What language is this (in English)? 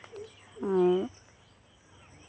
Santali